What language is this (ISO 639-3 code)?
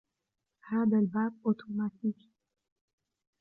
ara